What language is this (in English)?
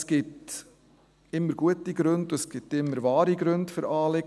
Swiss German